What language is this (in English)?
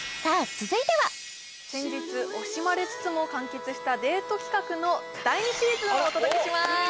Japanese